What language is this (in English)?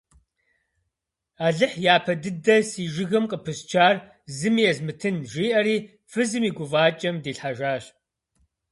Kabardian